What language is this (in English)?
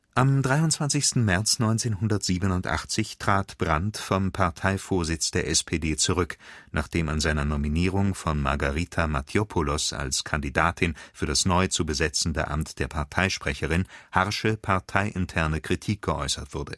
German